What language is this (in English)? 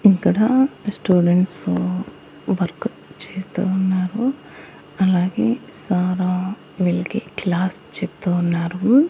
Telugu